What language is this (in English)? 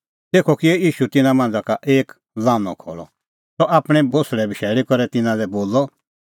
Kullu Pahari